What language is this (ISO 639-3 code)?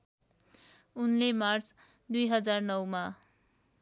nep